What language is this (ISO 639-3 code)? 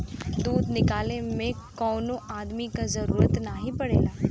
bho